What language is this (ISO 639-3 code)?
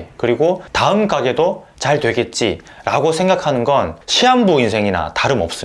kor